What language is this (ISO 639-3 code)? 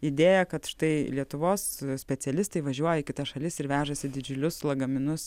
lit